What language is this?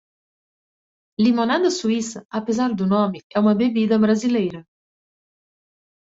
Portuguese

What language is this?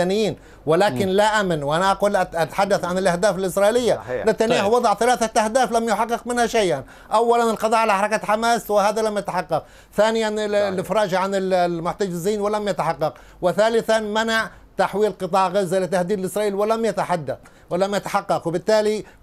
Arabic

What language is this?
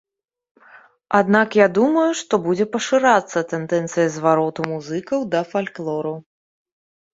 Belarusian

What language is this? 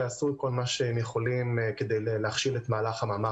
Hebrew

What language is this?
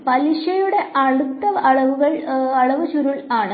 Malayalam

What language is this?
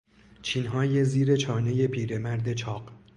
Persian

